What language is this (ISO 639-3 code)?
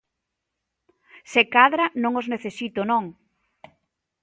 glg